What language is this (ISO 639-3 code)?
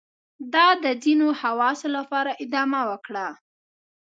pus